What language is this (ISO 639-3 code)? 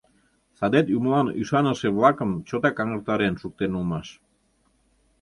chm